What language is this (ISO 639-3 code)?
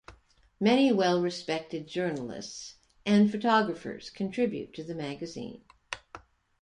eng